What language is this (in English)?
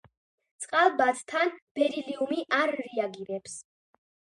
Georgian